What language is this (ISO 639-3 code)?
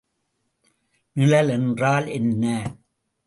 tam